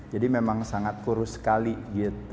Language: Indonesian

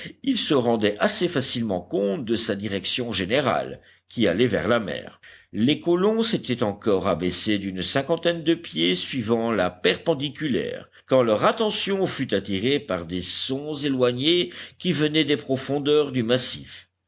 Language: French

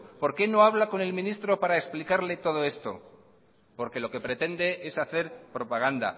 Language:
Spanish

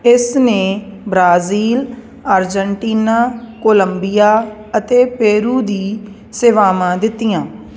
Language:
Punjabi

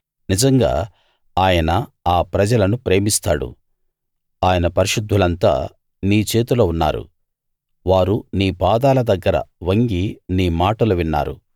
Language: Telugu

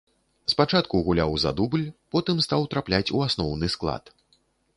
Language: Belarusian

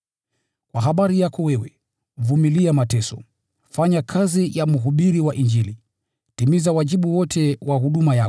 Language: Swahili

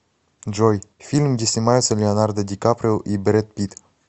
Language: Russian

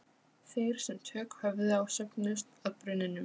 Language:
Icelandic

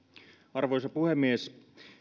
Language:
Finnish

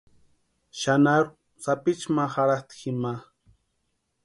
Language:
Western Highland Purepecha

